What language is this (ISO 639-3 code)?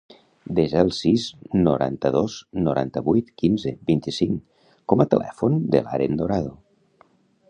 cat